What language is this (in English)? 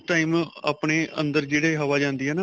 Punjabi